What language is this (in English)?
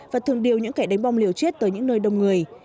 Vietnamese